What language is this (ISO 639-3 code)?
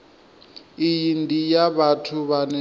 ven